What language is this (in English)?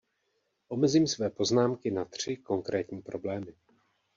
Czech